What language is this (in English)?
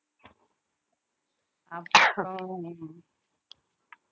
Tamil